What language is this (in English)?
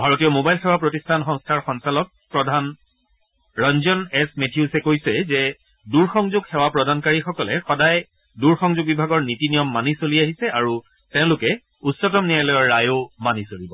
Assamese